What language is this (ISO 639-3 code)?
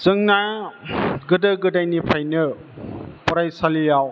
brx